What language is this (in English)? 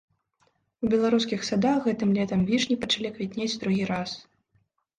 Belarusian